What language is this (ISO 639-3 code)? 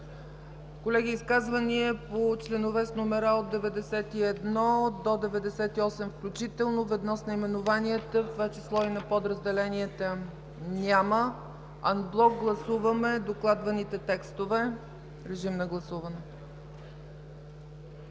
bul